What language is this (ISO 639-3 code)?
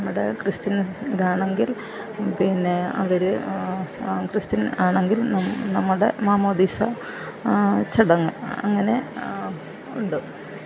mal